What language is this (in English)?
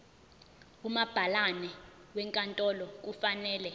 Zulu